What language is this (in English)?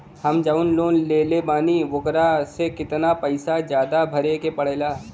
Bhojpuri